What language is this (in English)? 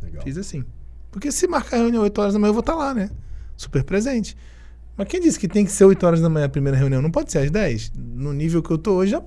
Portuguese